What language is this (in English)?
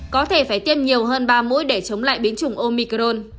Vietnamese